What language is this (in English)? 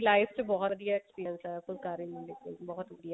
Punjabi